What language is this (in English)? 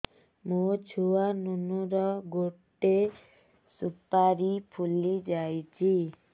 Odia